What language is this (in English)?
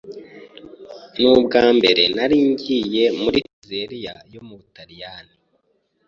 Kinyarwanda